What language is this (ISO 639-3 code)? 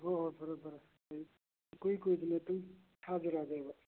mni